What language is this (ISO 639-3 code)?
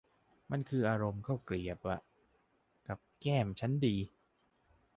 tha